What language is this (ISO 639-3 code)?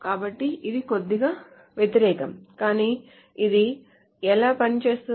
tel